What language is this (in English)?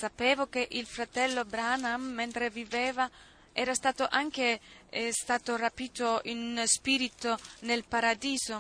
Italian